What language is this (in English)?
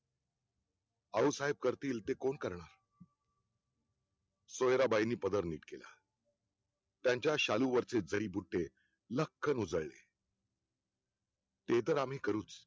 Marathi